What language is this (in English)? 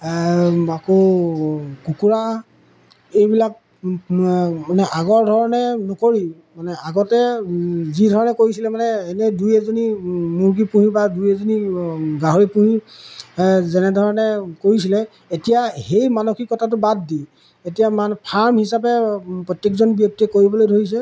Assamese